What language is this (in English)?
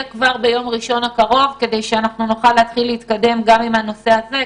Hebrew